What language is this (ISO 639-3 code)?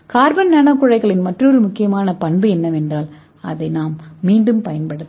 tam